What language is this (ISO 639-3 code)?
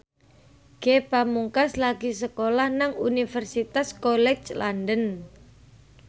jav